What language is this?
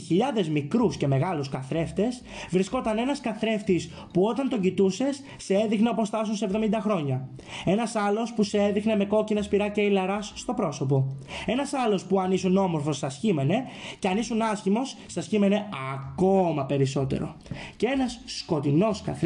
Greek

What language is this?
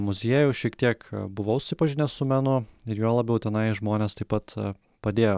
Lithuanian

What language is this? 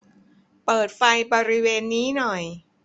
Thai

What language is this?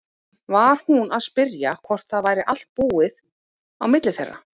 Icelandic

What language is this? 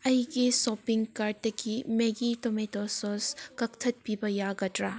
Manipuri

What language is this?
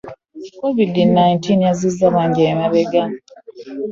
Ganda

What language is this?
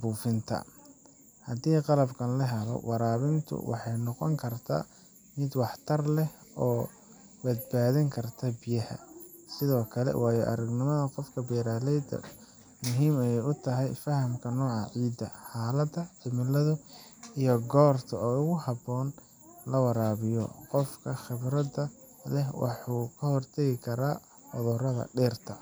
Somali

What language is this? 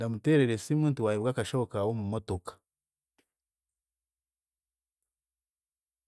Chiga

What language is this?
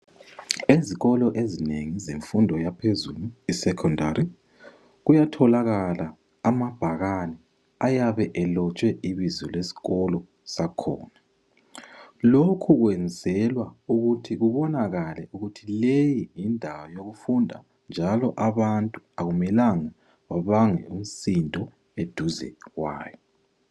North Ndebele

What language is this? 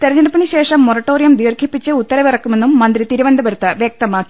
Malayalam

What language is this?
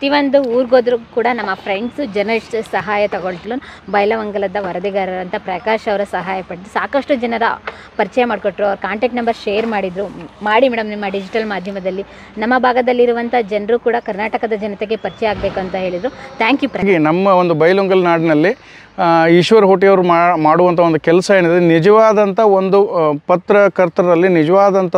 Romanian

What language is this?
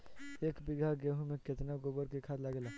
Bhojpuri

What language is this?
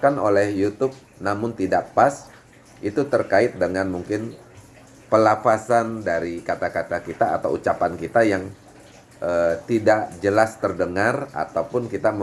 Indonesian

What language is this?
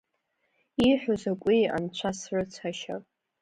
Abkhazian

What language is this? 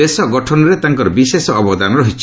Odia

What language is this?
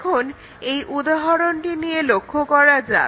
Bangla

